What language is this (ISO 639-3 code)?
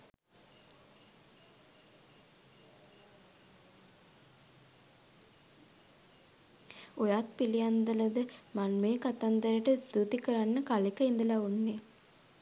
sin